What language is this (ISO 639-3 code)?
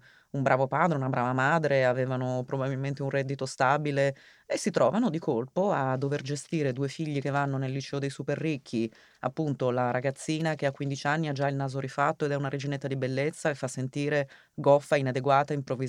ita